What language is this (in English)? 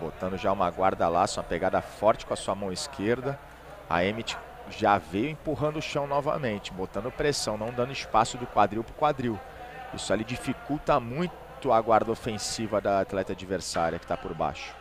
Portuguese